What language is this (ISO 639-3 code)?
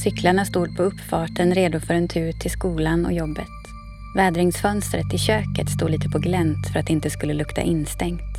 swe